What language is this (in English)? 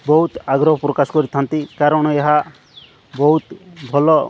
Odia